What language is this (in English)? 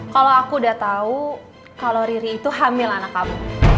Indonesian